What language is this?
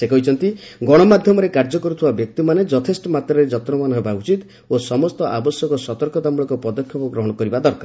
Odia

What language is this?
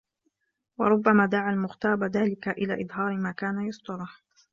Arabic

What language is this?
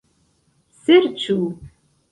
Esperanto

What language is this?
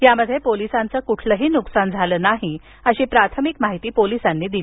Marathi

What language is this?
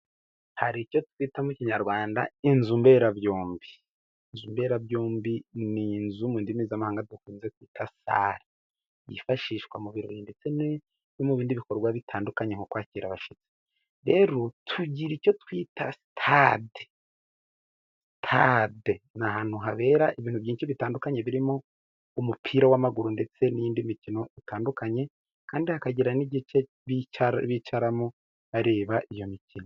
Kinyarwanda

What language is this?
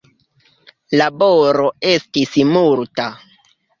Esperanto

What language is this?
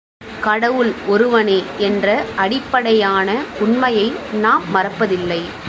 Tamil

